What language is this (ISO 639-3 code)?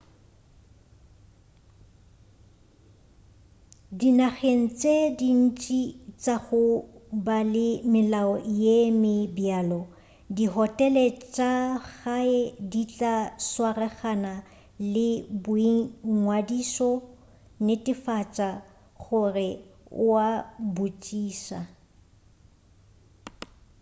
nso